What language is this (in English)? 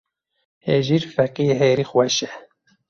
Kurdish